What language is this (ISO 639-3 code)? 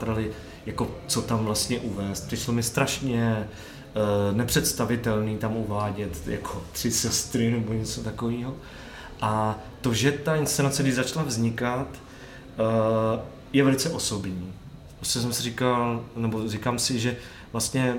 ces